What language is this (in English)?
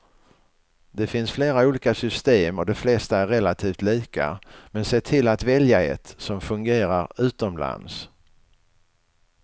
Swedish